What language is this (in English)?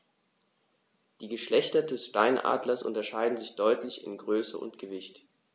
German